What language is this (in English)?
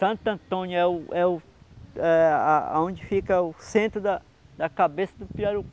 Portuguese